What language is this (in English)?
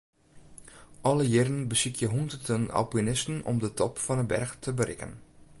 Western Frisian